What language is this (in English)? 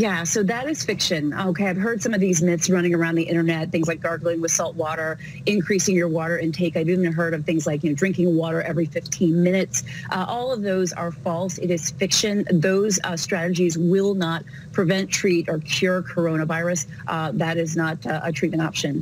English